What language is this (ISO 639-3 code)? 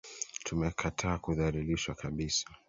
swa